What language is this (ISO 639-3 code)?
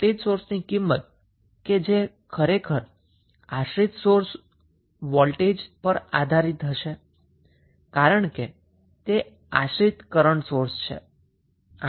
guj